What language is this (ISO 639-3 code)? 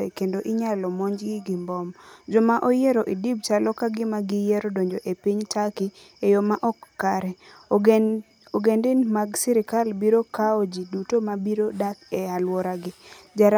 luo